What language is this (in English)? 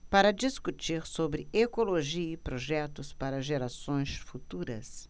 Portuguese